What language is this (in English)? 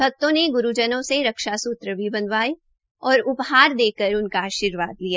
Hindi